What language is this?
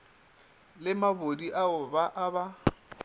Northern Sotho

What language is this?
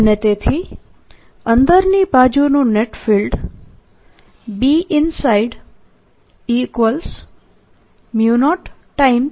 Gujarati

